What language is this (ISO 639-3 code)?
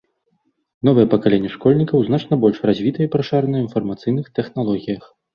bel